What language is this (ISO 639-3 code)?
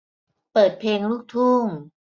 tha